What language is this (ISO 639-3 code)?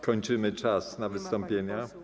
pol